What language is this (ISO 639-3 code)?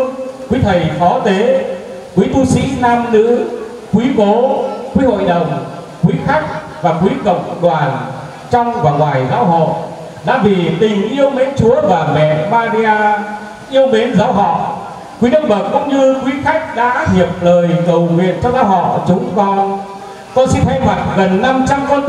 vie